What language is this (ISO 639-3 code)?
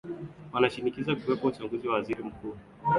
swa